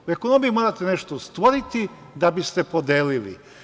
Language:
Serbian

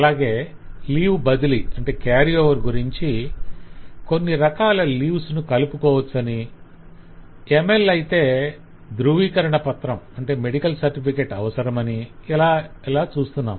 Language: Telugu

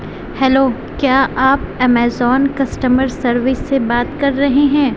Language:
Urdu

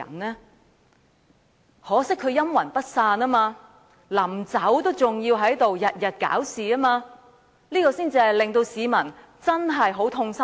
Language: Cantonese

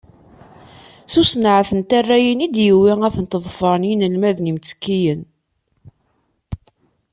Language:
Kabyle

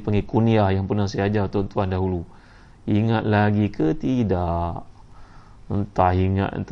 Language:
Malay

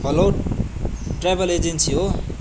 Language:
Nepali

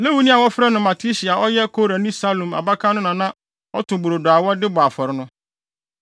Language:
Akan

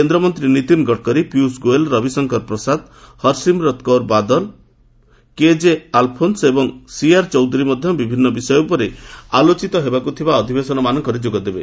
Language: Odia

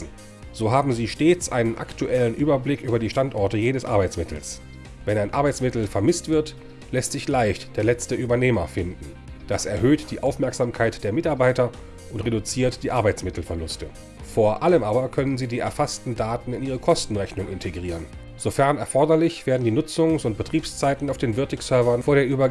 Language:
German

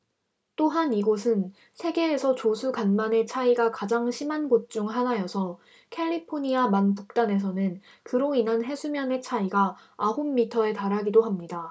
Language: Korean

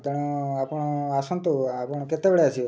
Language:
Odia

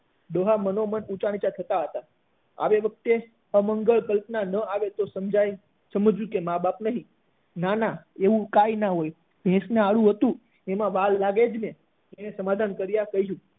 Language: Gujarati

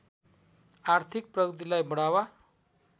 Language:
Nepali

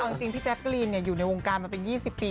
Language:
Thai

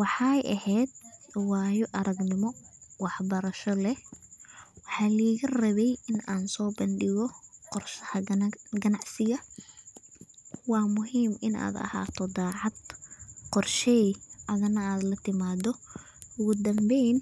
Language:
Somali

